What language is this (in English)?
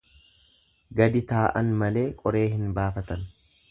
Oromo